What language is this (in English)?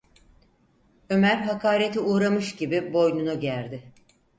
Turkish